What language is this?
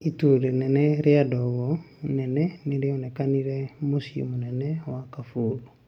Kikuyu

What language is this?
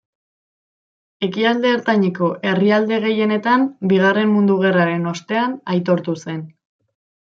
Basque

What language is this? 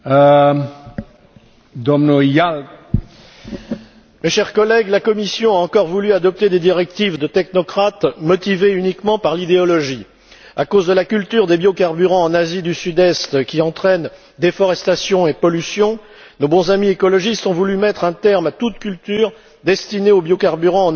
French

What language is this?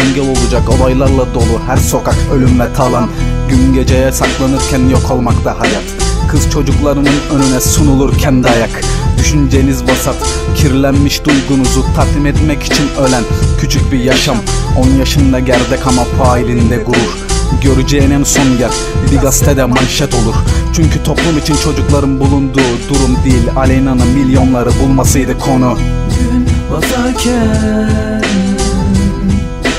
Turkish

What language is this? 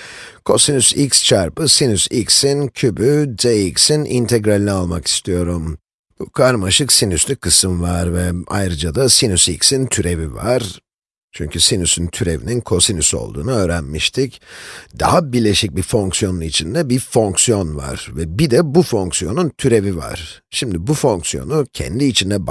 Turkish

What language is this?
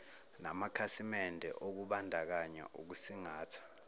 Zulu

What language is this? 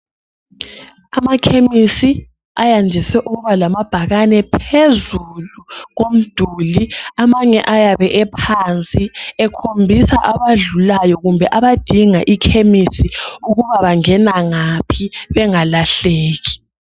North Ndebele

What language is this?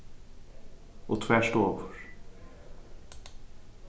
Faroese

